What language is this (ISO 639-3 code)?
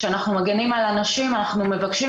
heb